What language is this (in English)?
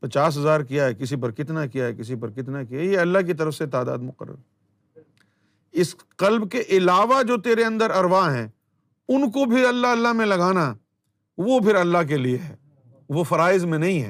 Urdu